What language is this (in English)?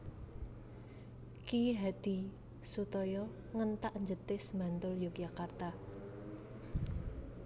Javanese